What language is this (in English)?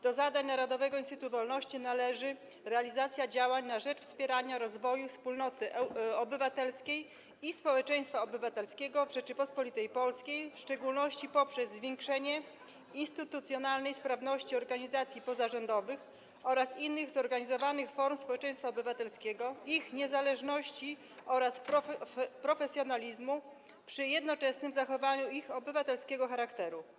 Polish